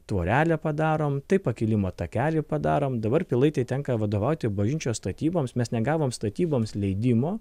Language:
Lithuanian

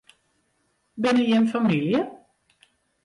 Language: Western Frisian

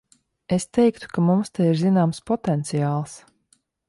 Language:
Latvian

